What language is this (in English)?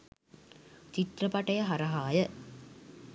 Sinhala